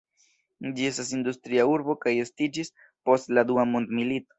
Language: Esperanto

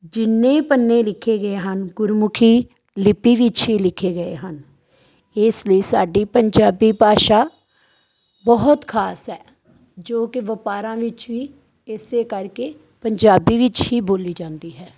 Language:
Punjabi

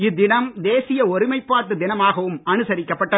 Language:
Tamil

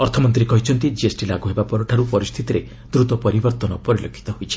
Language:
Odia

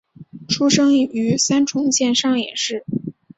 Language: Chinese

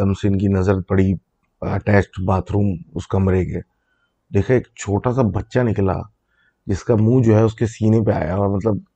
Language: Urdu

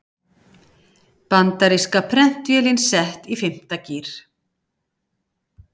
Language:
Icelandic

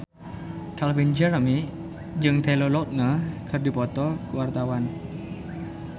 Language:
Sundanese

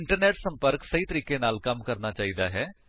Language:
Punjabi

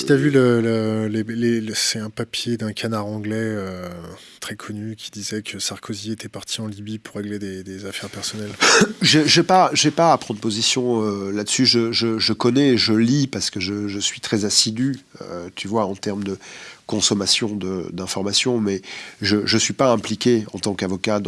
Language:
French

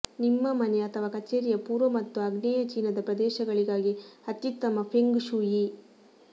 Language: Kannada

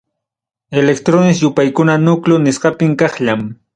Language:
Ayacucho Quechua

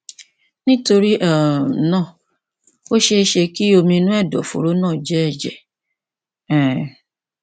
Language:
Yoruba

